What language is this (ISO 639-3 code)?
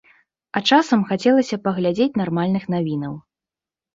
bel